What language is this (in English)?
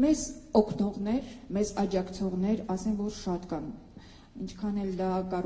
Romanian